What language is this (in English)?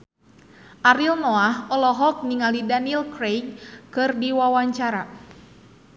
Sundanese